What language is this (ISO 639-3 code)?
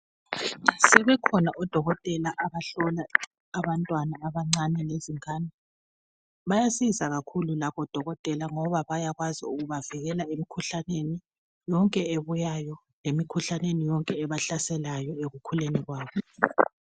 nde